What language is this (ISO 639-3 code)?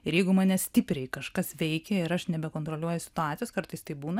lit